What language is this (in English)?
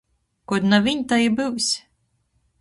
Latgalian